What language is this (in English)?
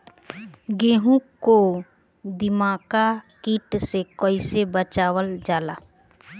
Bhojpuri